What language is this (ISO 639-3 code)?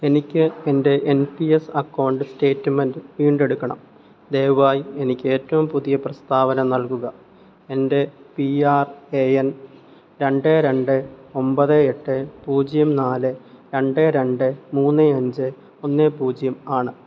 mal